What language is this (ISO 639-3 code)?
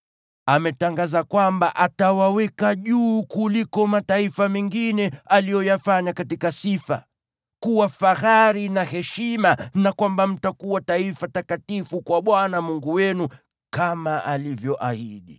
swa